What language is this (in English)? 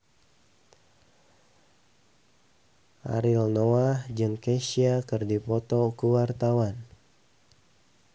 Sundanese